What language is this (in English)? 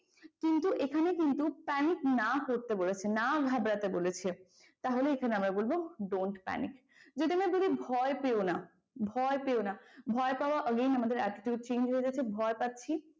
Bangla